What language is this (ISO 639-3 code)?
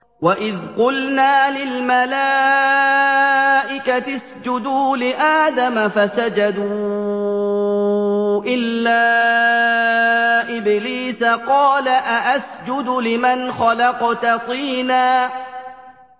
ara